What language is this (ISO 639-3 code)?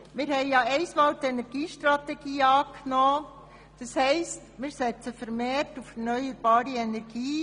gsw